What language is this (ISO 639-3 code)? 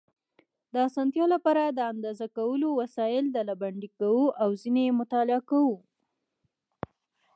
pus